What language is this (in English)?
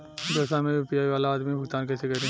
Bhojpuri